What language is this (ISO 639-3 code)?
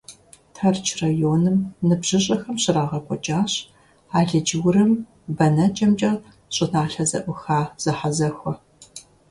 kbd